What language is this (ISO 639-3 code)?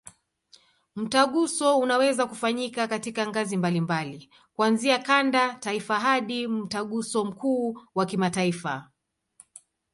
swa